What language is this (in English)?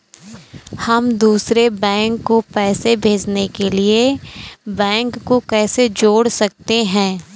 Hindi